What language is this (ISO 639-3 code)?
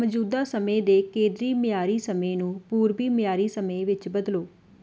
pan